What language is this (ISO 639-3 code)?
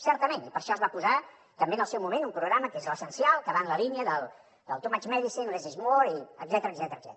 cat